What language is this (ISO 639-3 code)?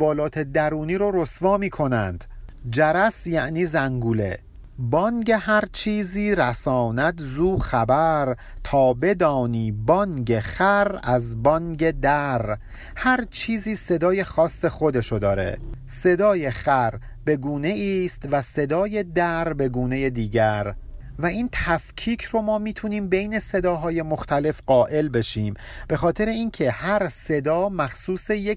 fas